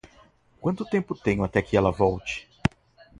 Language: Portuguese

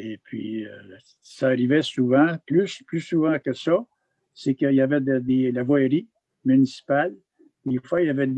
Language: French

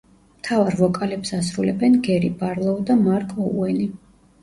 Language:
Georgian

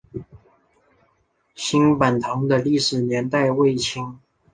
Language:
Chinese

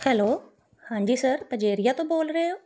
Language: Punjabi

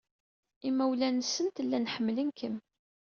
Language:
Kabyle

